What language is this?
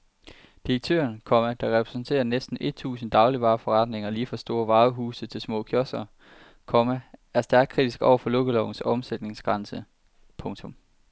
Danish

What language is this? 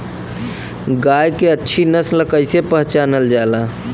Bhojpuri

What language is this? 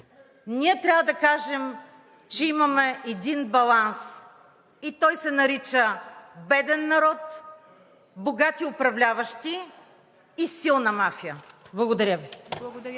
Bulgarian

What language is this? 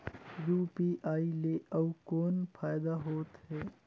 Chhattisgarhi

